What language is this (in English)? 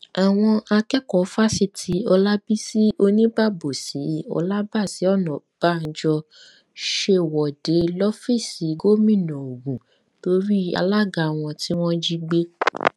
Yoruba